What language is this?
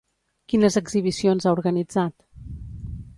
Catalan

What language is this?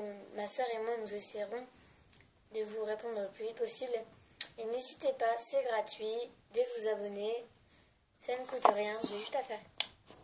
French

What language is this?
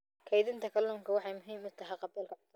Somali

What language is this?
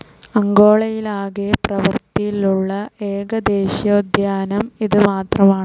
Malayalam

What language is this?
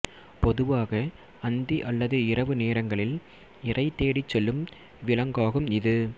Tamil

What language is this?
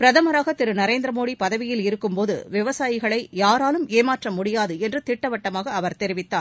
Tamil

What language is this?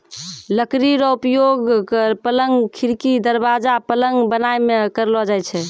Maithili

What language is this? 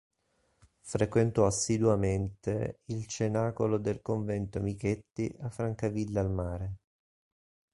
Italian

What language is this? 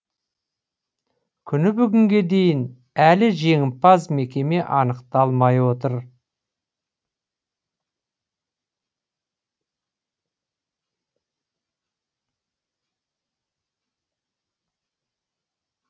Kazakh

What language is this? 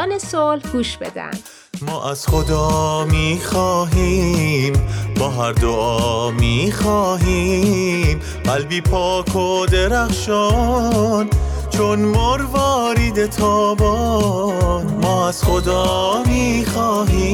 Persian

